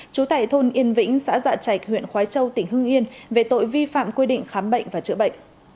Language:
Vietnamese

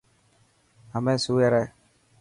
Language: Dhatki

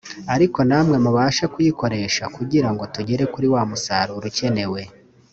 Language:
Kinyarwanda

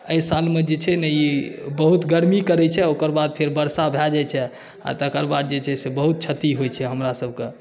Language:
Maithili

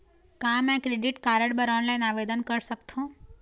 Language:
Chhattisgarhi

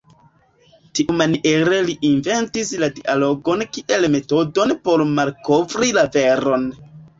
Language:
Esperanto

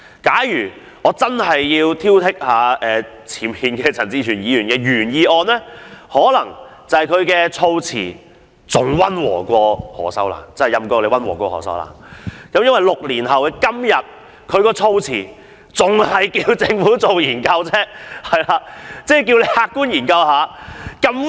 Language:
Cantonese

